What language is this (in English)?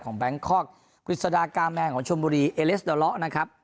Thai